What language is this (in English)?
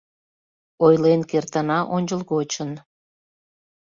Mari